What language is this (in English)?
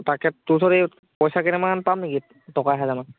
Assamese